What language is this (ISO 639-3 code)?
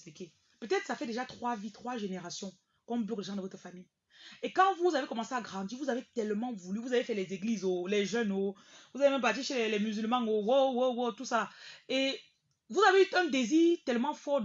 fra